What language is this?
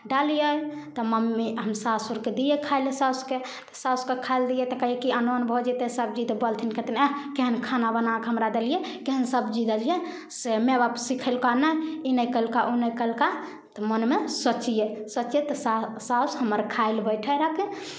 Maithili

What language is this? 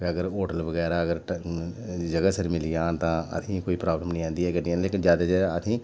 Dogri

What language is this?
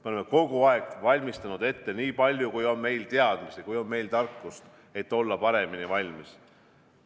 Estonian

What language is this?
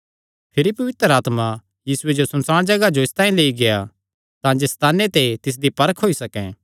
Kangri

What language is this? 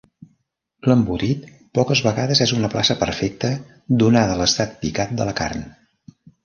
Catalan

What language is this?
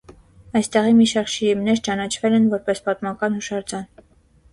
Armenian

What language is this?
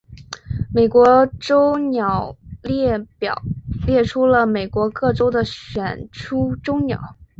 Chinese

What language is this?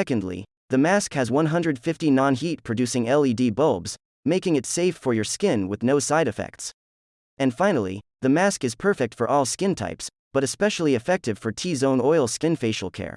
English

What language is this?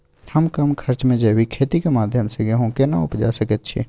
Maithili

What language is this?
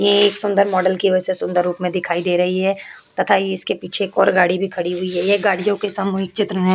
Hindi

